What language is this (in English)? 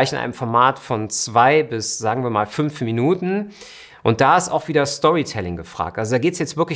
German